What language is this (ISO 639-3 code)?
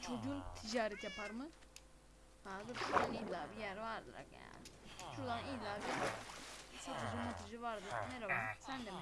tur